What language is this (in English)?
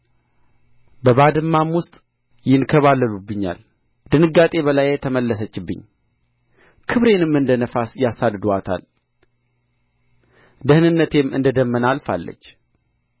Amharic